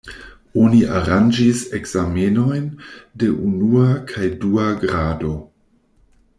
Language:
Esperanto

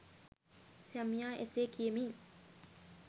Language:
Sinhala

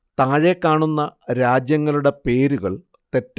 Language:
Malayalam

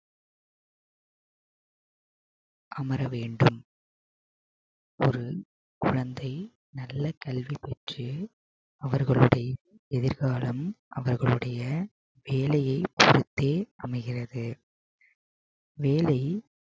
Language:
Tamil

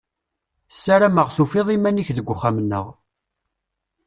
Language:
Kabyle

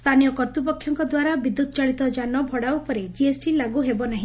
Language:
Odia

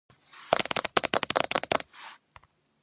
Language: Georgian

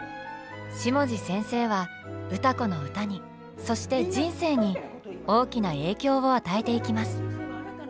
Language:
Japanese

